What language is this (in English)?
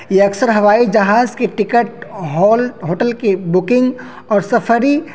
Urdu